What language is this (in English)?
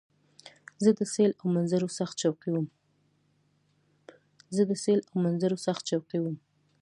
Pashto